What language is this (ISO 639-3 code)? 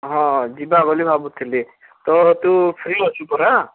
ori